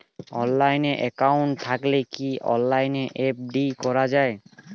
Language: Bangla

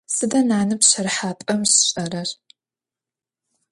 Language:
Adyghe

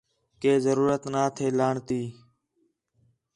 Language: Khetrani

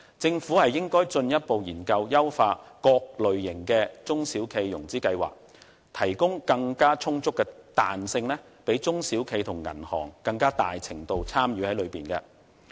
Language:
Cantonese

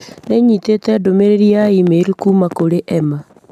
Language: Kikuyu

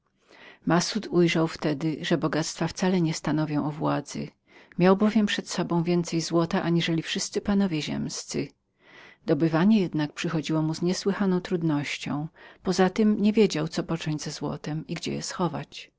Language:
Polish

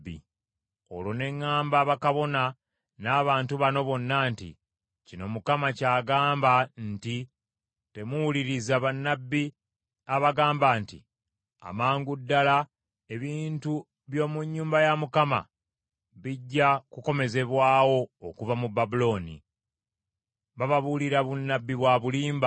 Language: Ganda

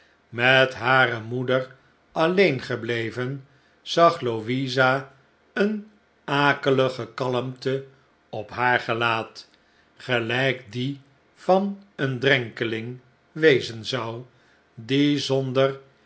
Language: Dutch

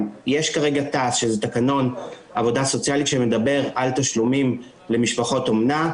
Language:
Hebrew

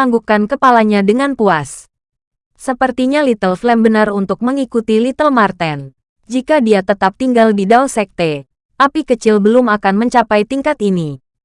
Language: Indonesian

